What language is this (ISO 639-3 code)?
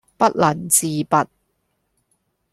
yue